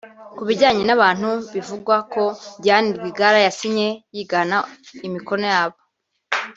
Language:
Kinyarwanda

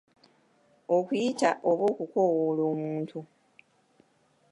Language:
Ganda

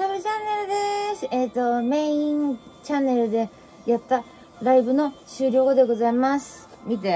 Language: Japanese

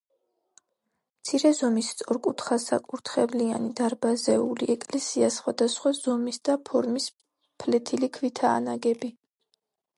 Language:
Georgian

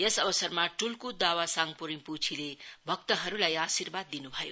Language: Nepali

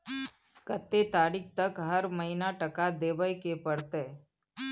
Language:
Maithili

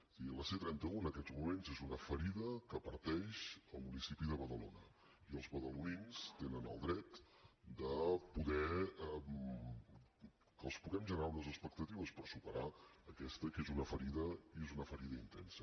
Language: Catalan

